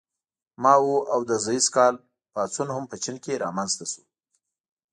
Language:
Pashto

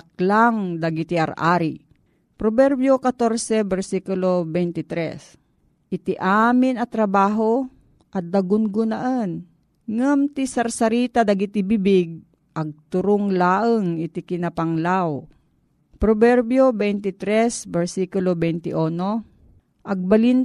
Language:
Filipino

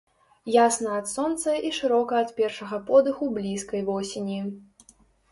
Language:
Belarusian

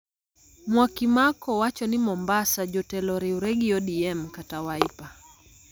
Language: Luo (Kenya and Tanzania)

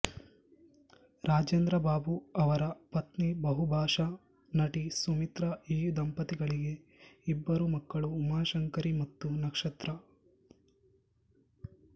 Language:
Kannada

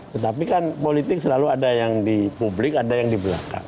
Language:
Indonesian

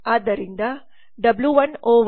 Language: Kannada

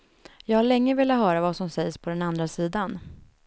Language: Swedish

